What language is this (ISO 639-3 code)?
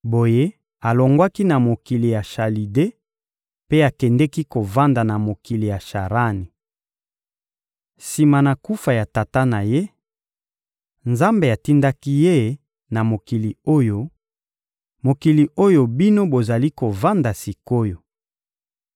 lin